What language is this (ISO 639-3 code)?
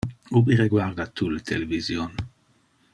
ina